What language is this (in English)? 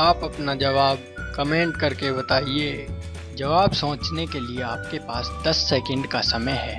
Hindi